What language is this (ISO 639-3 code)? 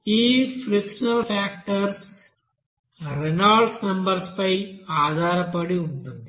tel